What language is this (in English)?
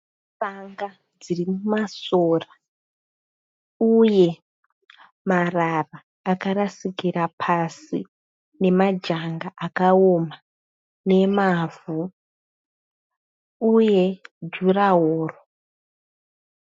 Shona